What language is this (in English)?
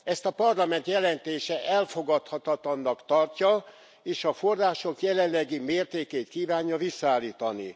Hungarian